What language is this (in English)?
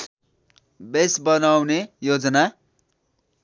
Nepali